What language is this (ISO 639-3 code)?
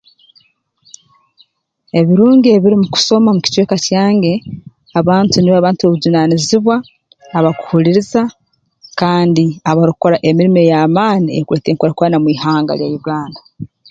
ttj